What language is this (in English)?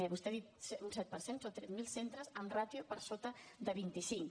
Catalan